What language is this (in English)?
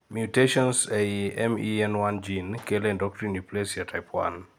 Luo (Kenya and Tanzania)